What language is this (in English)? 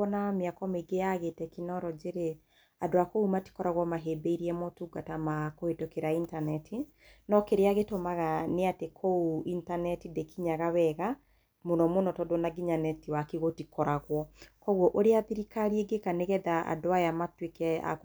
Kikuyu